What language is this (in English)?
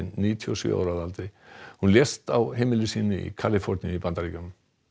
Icelandic